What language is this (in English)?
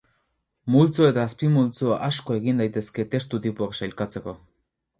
Basque